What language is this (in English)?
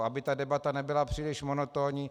Czech